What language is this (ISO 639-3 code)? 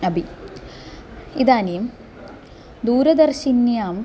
san